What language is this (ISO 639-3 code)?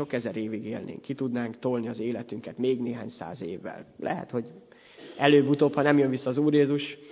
hun